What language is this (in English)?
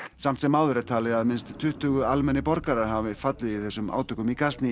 Icelandic